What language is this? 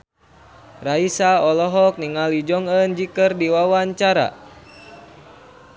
Sundanese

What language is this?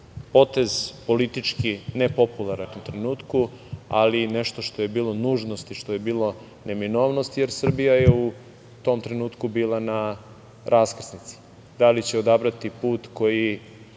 Serbian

